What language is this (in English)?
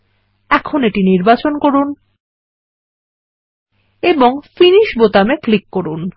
Bangla